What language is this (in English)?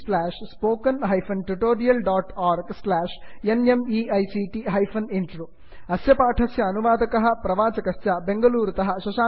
Sanskrit